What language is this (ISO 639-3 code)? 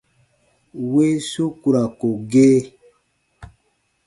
bba